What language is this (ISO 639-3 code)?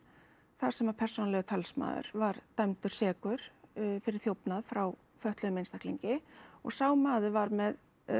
isl